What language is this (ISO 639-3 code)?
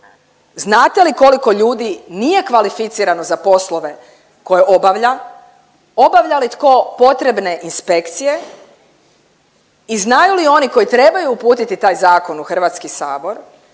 hrv